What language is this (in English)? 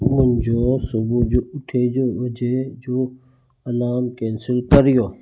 Sindhi